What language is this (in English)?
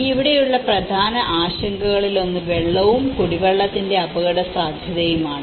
Malayalam